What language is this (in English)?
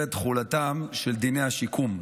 Hebrew